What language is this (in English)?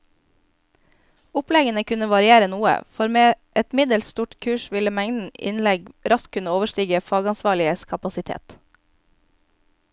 Norwegian